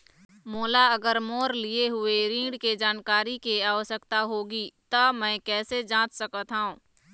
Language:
Chhattisgarhi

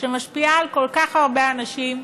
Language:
Hebrew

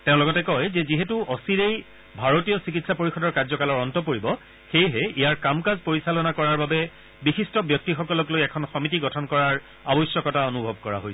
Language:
Assamese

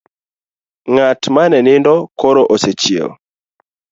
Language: Luo (Kenya and Tanzania)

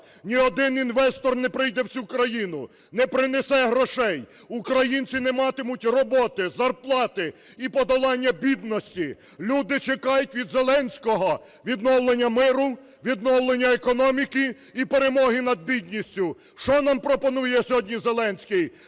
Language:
Ukrainian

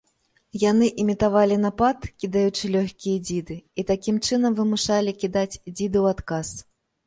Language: Belarusian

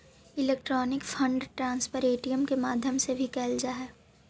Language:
Magahi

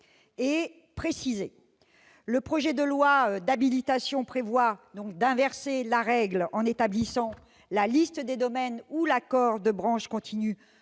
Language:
French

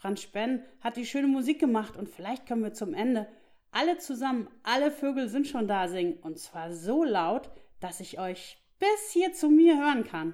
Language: German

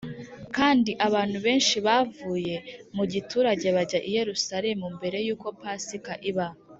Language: Kinyarwanda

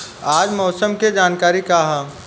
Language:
Bhojpuri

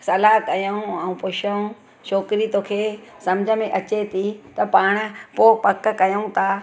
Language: Sindhi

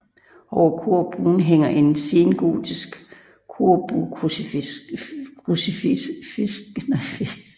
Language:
Danish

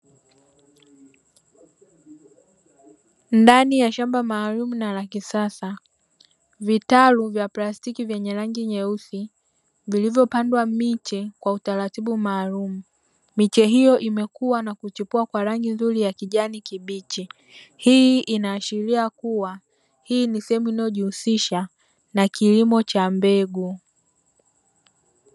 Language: Swahili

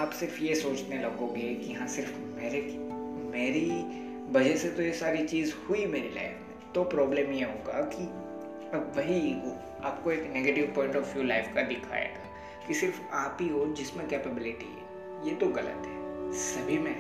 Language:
Hindi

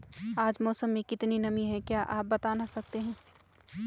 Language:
Hindi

